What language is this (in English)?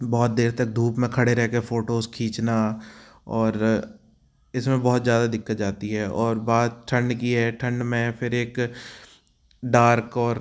Hindi